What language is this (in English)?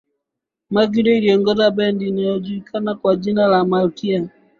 Swahili